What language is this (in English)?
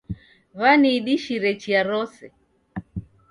Taita